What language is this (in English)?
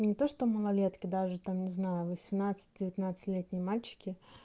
Russian